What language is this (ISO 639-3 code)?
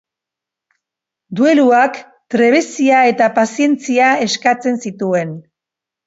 eus